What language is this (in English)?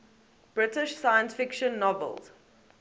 English